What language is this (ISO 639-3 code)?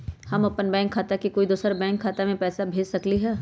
mag